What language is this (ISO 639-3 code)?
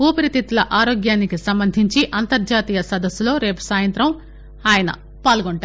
tel